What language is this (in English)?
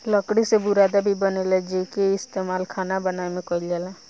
Bhojpuri